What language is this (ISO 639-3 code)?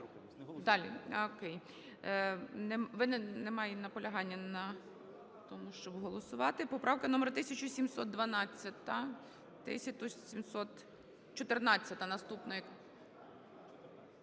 ukr